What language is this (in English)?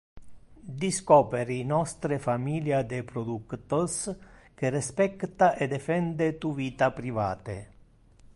Interlingua